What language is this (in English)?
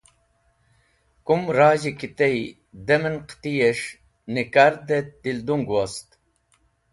Wakhi